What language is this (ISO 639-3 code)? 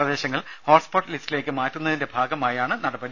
mal